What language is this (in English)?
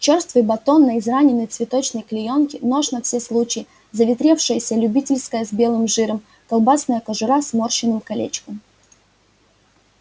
Russian